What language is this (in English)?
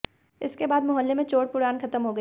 Hindi